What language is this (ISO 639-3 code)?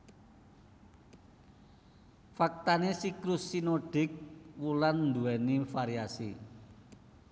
jav